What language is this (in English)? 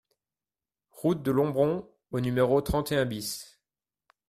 French